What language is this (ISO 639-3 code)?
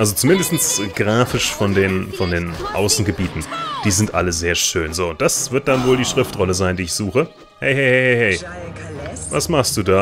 deu